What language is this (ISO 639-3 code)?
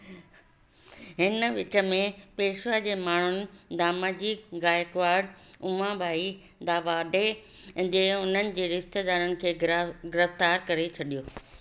snd